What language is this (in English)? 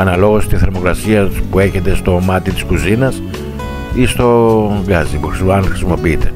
Greek